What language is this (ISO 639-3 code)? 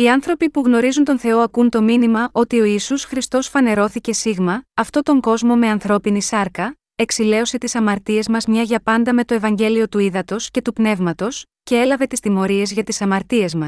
ell